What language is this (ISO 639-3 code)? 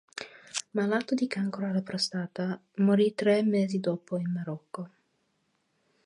ita